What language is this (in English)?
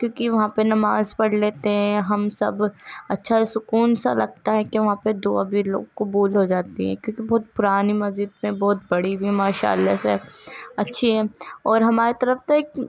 Urdu